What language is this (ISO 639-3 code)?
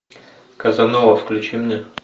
rus